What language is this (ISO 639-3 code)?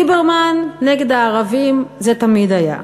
heb